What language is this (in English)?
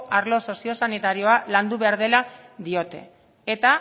Basque